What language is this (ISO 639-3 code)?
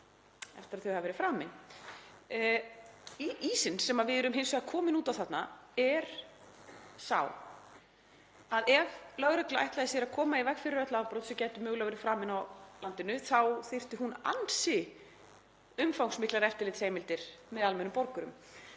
isl